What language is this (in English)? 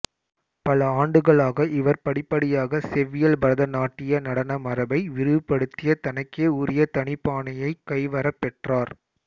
Tamil